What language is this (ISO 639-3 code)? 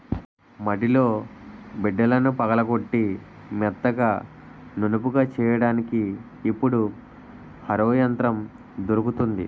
tel